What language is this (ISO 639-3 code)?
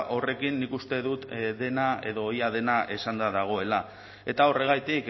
eus